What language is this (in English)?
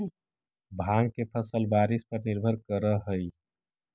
Magahi